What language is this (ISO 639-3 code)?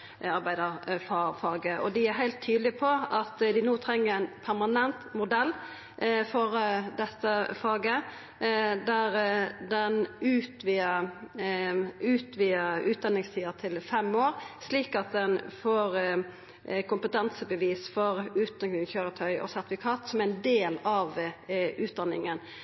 nno